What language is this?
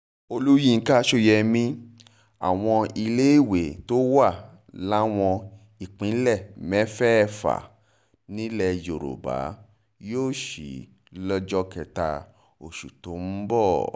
Yoruba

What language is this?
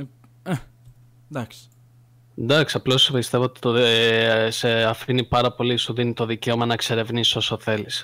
Greek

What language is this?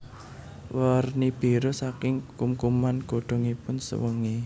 Javanese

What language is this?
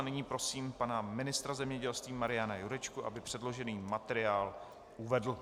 Czech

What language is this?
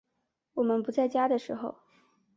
Chinese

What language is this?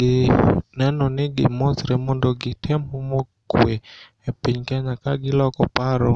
Luo (Kenya and Tanzania)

